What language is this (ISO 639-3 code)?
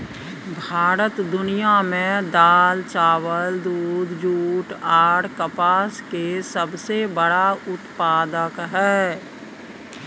mai